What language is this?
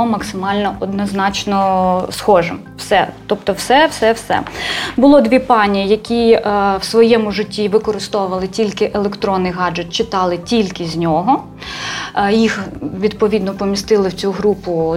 Ukrainian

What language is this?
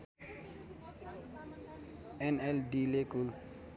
Nepali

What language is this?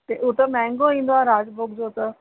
Sindhi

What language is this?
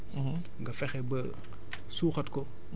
Wolof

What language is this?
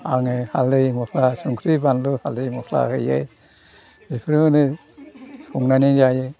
Bodo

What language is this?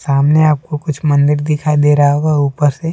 Hindi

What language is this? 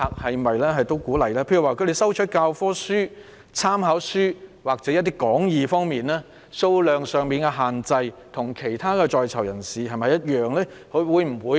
Cantonese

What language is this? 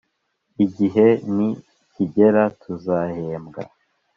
Kinyarwanda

